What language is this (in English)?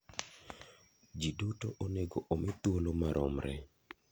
Luo (Kenya and Tanzania)